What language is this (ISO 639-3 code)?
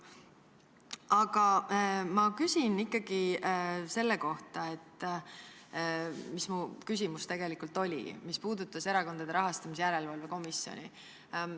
est